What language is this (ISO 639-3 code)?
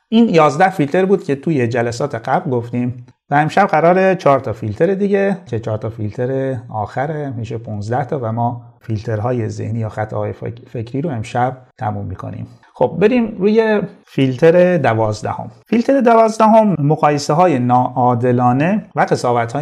fas